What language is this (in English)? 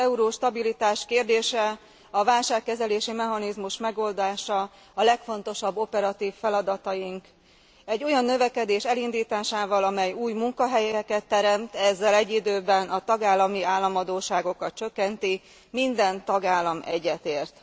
Hungarian